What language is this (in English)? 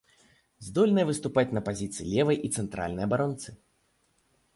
Belarusian